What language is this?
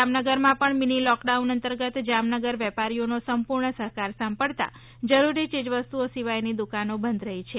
Gujarati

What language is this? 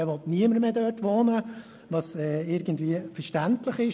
Swiss German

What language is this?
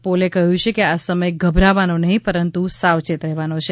Gujarati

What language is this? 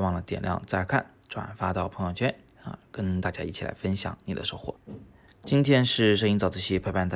Chinese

